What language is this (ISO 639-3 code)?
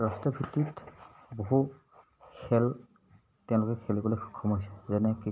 asm